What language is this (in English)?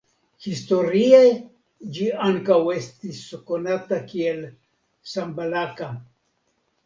Esperanto